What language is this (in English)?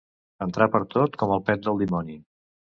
Catalan